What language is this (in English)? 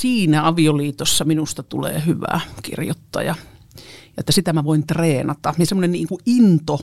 Finnish